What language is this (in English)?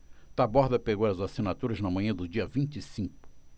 Portuguese